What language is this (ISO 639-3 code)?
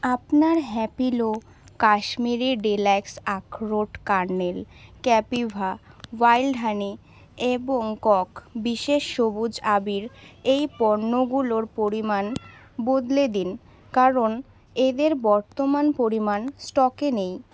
ben